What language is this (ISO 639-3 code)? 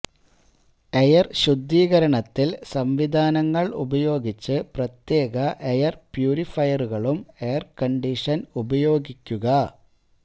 mal